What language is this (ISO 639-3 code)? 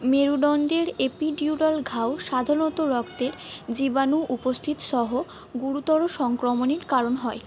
ben